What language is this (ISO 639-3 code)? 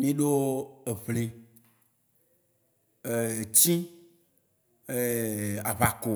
wci